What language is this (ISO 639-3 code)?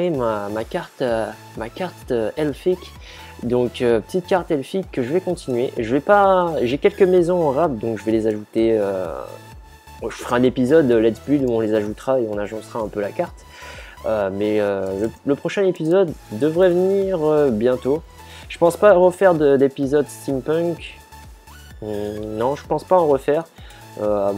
fra